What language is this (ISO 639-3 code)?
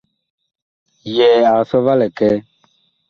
bkh